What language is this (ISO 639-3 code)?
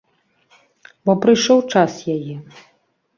bel